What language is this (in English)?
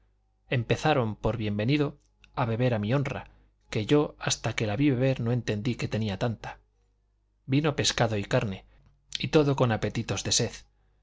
Spanish